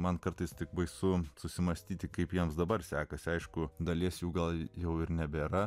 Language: Lithuanian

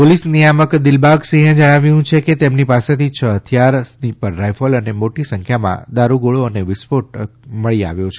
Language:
Gujarati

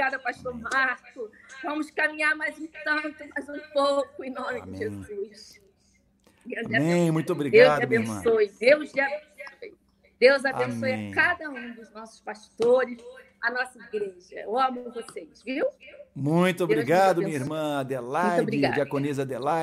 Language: Portuguese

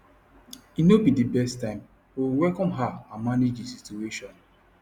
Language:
Nigerian Pidgin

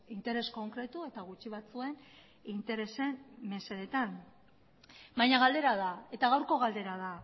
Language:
Basque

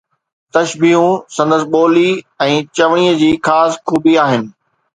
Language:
Sindhi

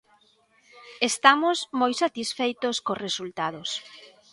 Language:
Galician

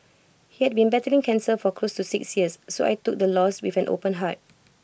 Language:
English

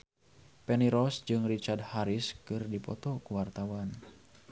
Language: Sundanese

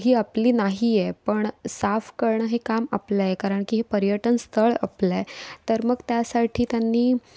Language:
Marathi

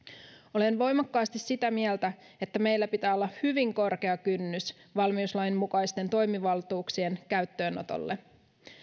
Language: Finnish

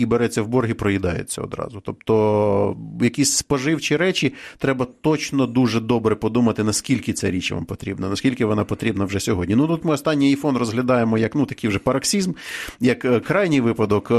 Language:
Ukrainian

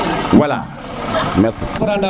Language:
Serer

